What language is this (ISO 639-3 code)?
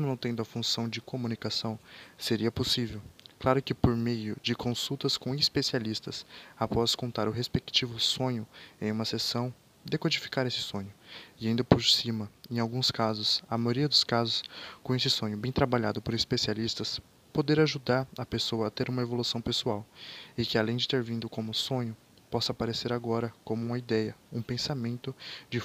por